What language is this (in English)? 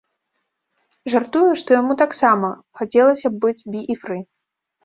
Belarusian